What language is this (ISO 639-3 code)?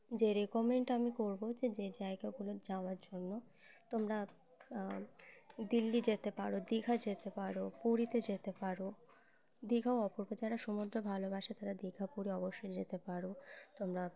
ben